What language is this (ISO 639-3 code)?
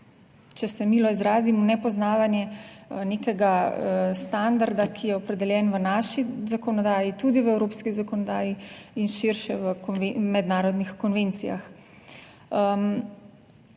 slv